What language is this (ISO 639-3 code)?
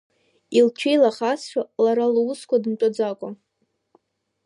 abk